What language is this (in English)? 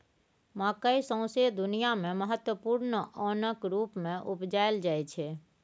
Maithili